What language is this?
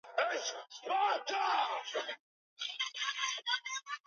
Swahili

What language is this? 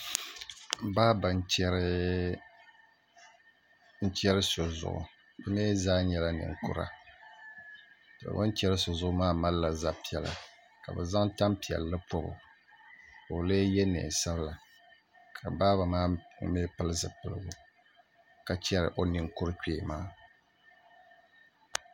Dagbani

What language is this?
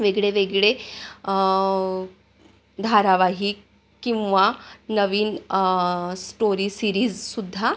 Marathi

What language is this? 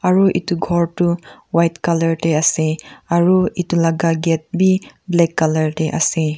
Naga Pidgin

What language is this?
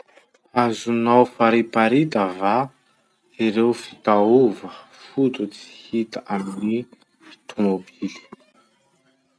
Masikoro Malagasy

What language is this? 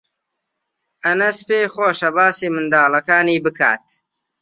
Central Kurdish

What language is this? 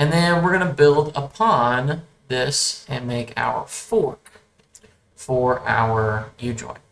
English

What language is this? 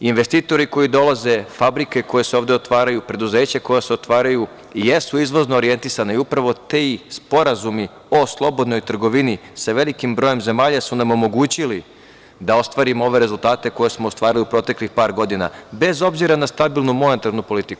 Serbian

